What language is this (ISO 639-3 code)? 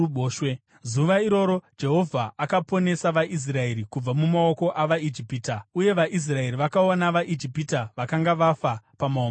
sna